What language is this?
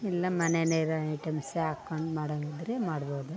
Kannada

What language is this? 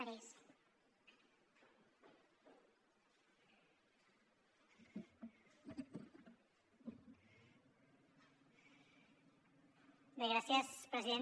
Catalan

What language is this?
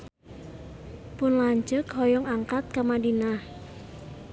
Sundanese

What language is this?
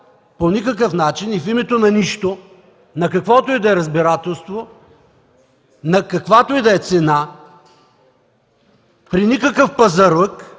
Bulgarian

